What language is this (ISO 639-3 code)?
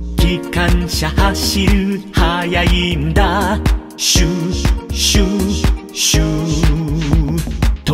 jpn